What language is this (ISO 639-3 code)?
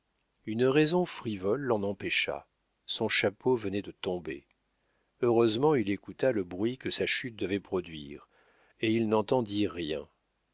fra